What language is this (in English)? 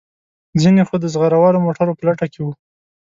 Pashto